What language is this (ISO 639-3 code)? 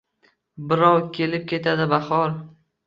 uzb